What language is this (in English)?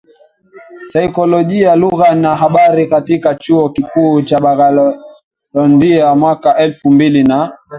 Swahili